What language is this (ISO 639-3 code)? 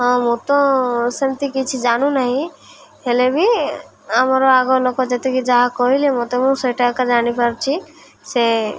ori